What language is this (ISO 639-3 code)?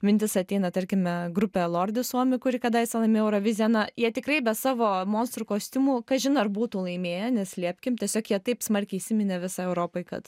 lit